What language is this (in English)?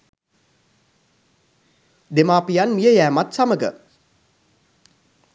Sinhala